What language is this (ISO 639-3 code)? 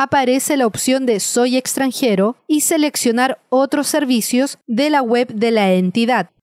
spa